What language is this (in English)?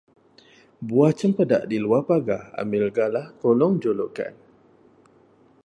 Malay